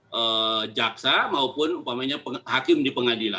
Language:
Indonesian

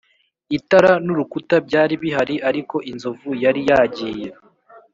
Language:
Kinyarwanda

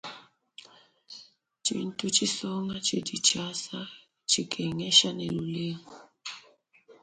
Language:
Luba-Lulua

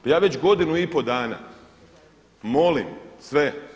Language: Croatian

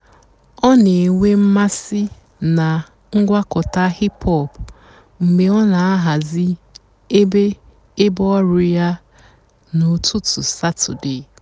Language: Igbo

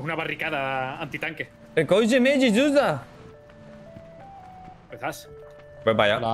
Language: Spanish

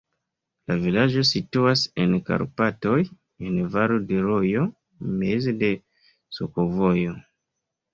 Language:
Esperanto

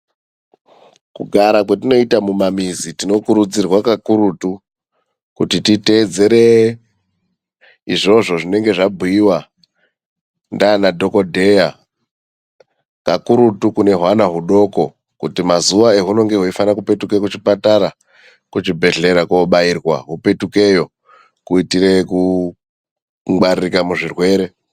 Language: Ndau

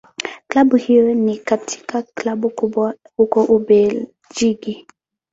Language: Swahili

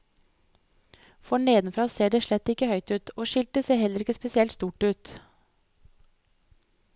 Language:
Norwegian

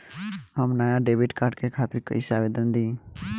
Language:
Bhojpuri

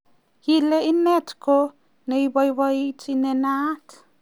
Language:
Kalenjin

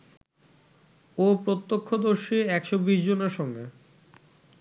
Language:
Bangla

